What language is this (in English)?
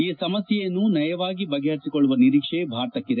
Kannada